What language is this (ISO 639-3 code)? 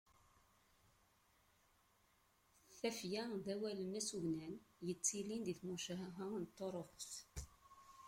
kab